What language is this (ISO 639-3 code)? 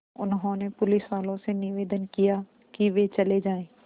hin